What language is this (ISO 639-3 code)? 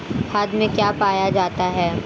hin